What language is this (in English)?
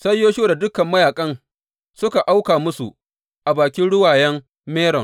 Hausa